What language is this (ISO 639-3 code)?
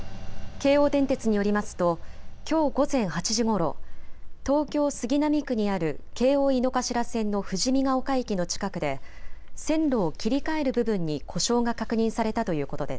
jpn